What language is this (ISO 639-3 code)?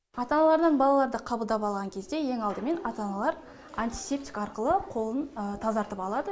kaz